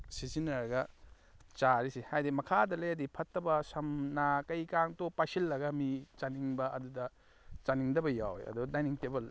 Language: Manipuri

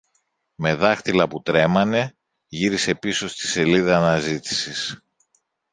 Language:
Greek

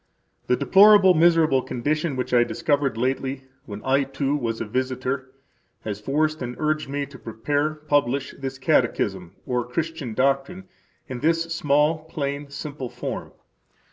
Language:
English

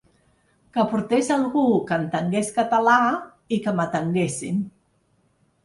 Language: Catalan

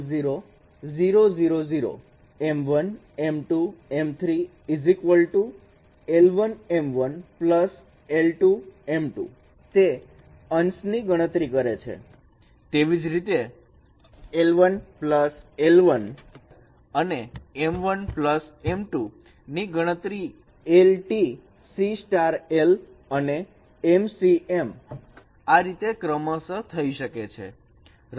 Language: Gujarati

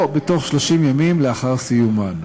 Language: Hebrew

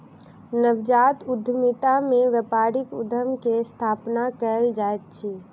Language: Maithili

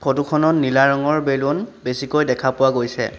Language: Assamese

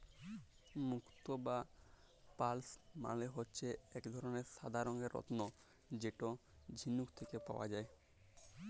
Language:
Bangla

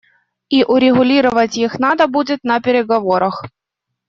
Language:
Russian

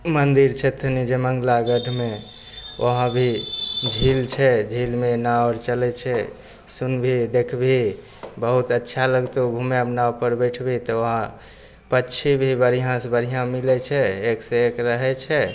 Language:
Maithili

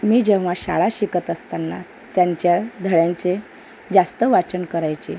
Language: Marathi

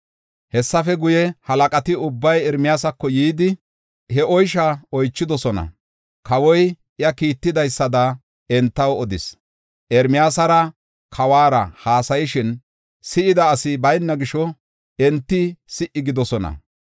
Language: Gofa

